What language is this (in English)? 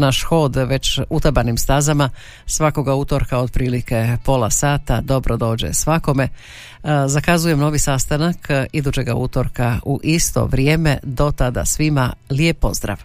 Croatian